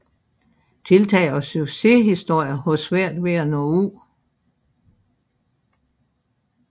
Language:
Danish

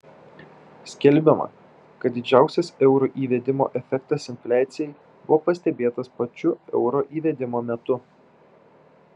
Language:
Lithuanian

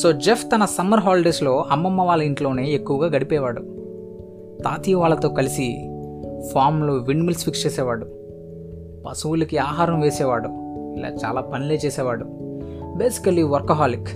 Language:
Telugu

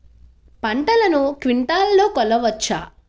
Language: Telugu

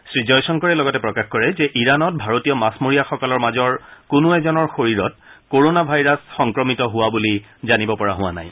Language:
Assamese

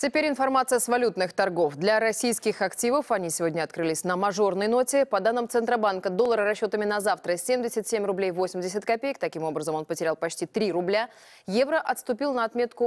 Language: Russian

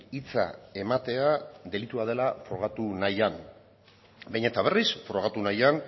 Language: Basque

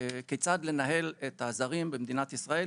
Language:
Hebrew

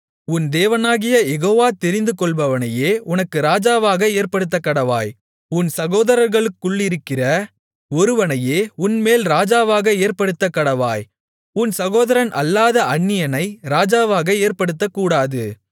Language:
Tamil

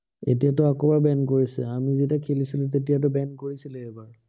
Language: Assamese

